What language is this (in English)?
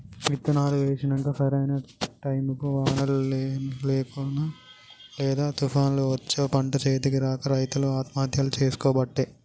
Telugu